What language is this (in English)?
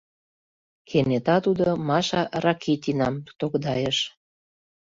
Mari